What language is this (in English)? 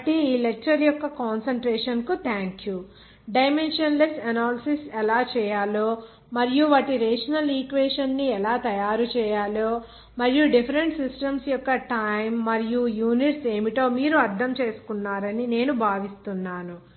Telugu